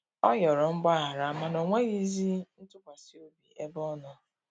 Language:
Igbo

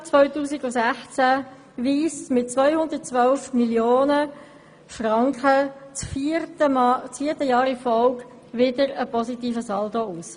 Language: Swiss German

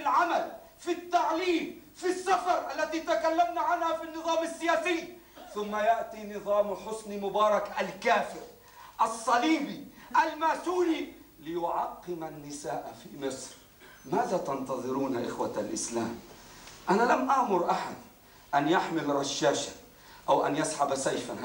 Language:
Arabic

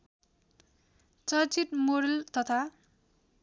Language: Nepali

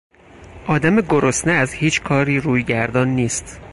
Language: Persian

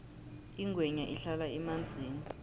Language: South Ndebele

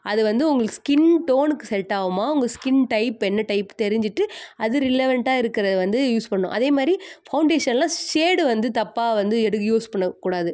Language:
Tamil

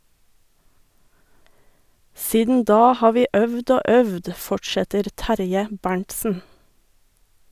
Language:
Norwegian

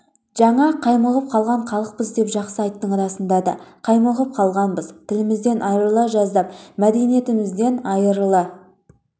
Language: Kazakh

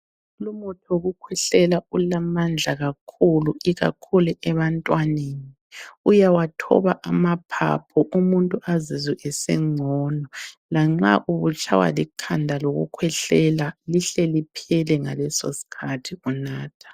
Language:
North Ndebele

